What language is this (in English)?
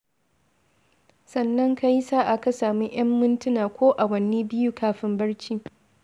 Hausa